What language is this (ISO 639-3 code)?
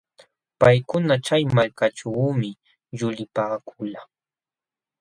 qxw